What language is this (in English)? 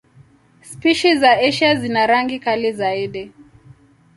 Swahili